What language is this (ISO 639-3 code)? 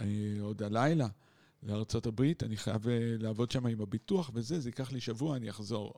heb